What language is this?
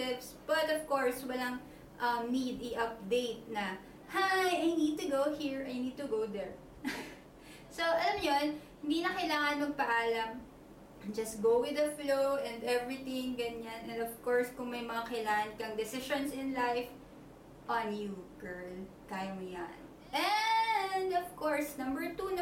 Filipino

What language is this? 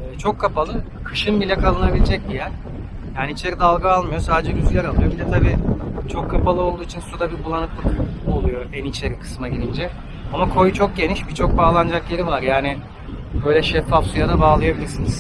Turkish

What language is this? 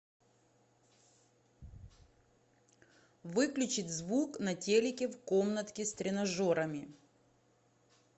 Russian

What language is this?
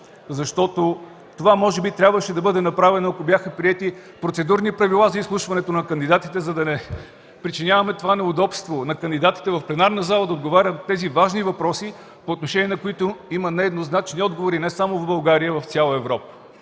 Bulgarian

